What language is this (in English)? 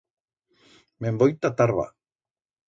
Aragonese